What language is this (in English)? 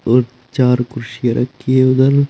Hindi